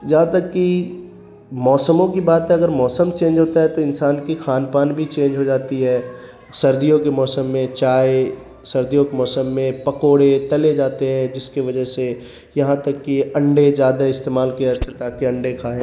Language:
Urdu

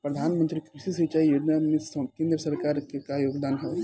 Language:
Bhojpuri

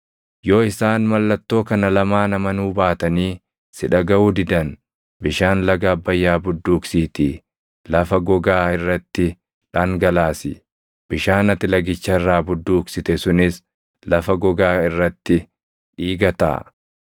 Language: Oromo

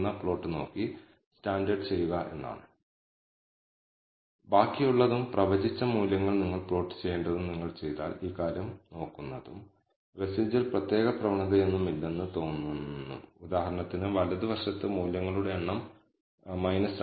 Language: Malayalam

